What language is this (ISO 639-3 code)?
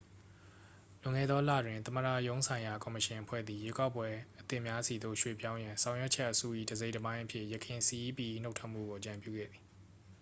mya